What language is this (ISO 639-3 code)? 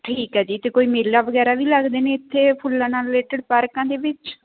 pan